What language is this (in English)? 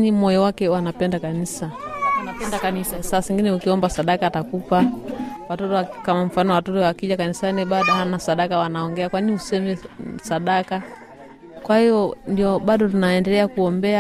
Swahili